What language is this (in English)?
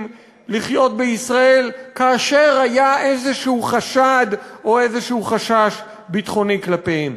Hebrew